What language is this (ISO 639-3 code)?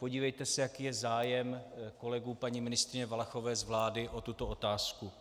ces